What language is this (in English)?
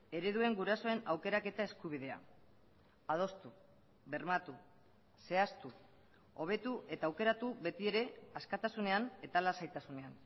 Basque